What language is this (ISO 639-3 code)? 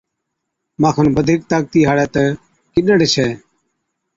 odk